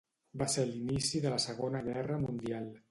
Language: Catalan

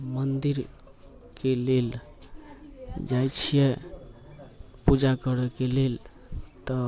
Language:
Maithili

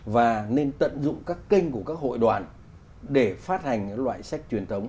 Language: Vietnamese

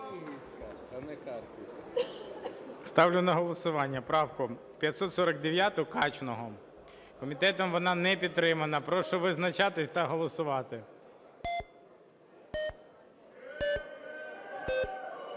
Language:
Ukrainian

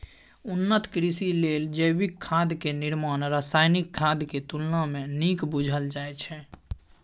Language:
Maithili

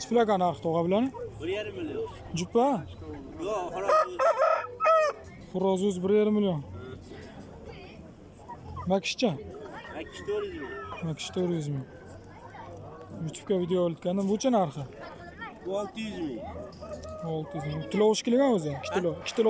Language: Turkish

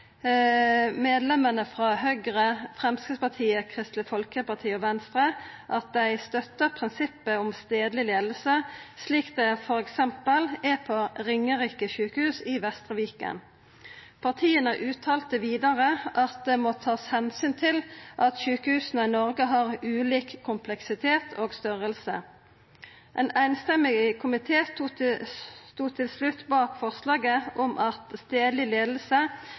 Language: Norwegian Nynorsk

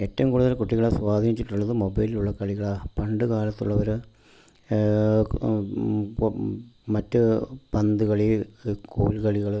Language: Malayalam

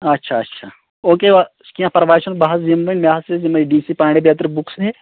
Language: Kashmiri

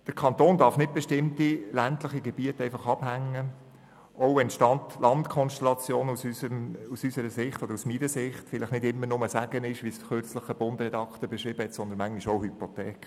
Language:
Swiss German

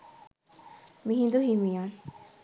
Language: Sinhala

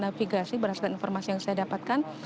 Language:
Indonesian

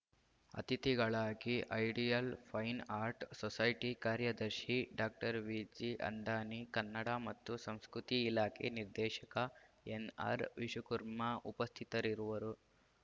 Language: Kannada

